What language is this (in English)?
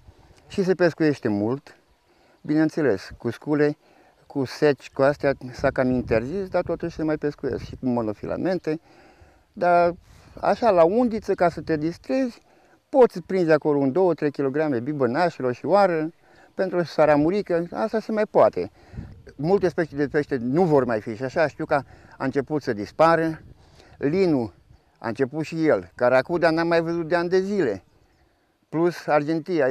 Romanian